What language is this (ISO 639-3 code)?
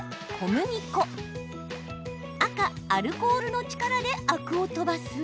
jpn